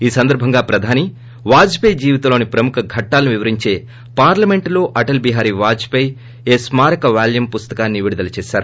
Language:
Telugu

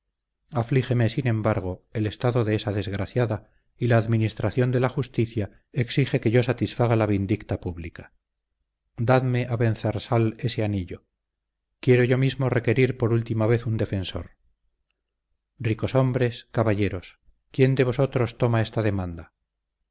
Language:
Spanish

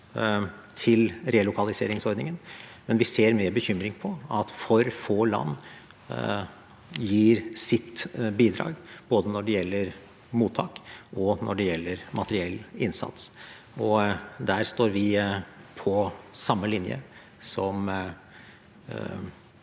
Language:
Norwegian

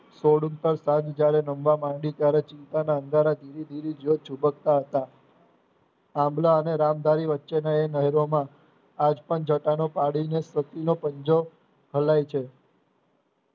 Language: Gujarati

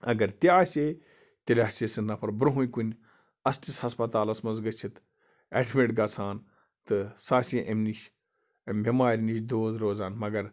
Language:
Kashmiri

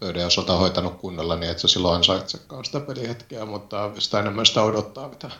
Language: Finnish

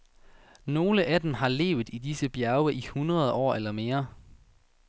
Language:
Danish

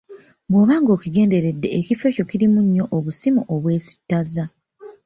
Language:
Ganda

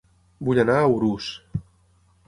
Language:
Catalan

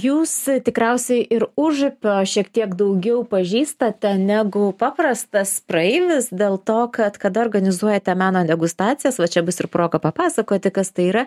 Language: Lithuanian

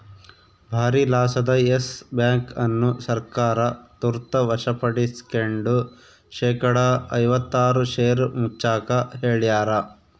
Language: Kannada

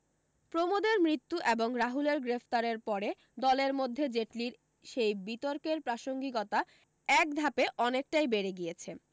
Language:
Bangla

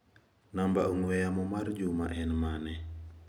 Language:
Luo (Kenya and Tanzania)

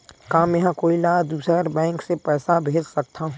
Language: Chhattisgarhi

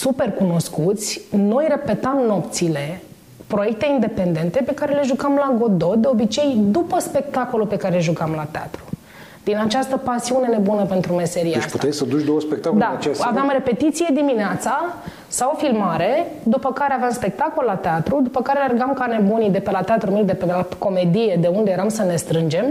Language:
Romanian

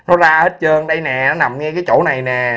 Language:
Vietnamese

